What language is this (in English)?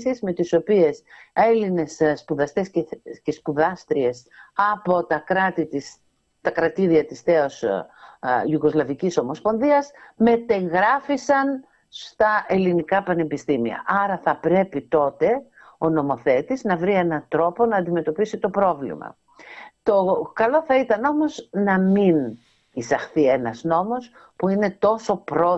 Greek